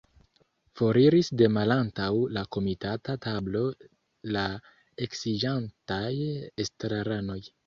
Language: Esperanto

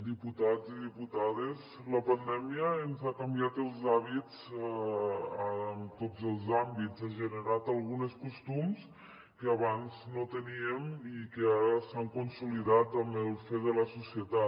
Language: Catalan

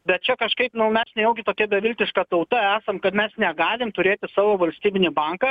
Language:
Lithuanian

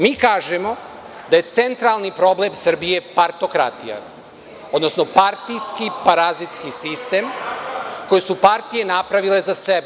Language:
Serbian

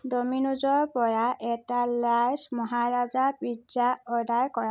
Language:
Assamese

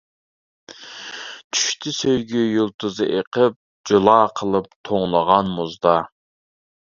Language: Uyghur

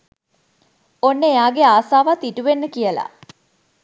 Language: Sinhala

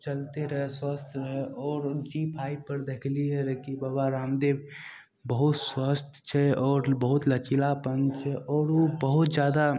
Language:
Maithili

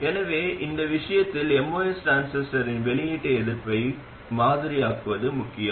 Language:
Tamil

